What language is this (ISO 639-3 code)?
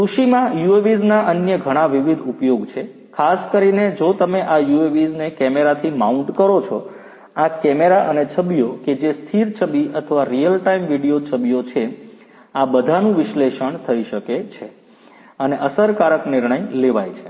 guj